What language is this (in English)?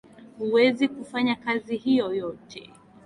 Swahili